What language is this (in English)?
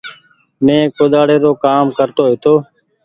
Goaria